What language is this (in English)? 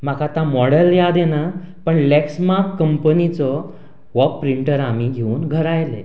Konkani